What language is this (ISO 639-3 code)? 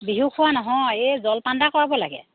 asm